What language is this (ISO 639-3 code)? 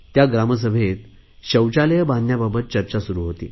mar